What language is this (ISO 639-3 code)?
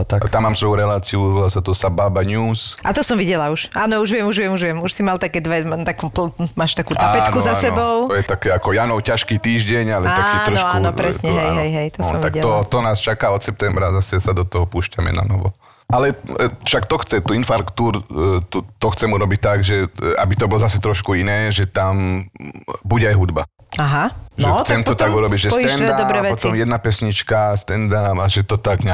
slk